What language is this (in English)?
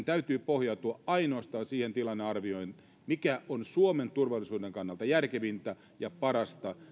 Finnish